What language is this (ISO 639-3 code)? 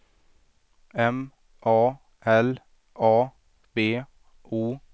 swe